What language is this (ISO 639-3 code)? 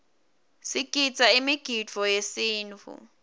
ssw